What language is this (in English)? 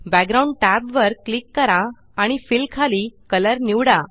Marathi